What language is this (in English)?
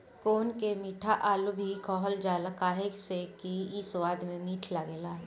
Bhojpuri